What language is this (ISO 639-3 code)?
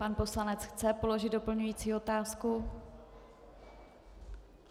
ces